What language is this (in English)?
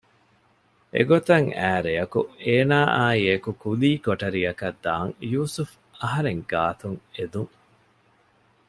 Divehi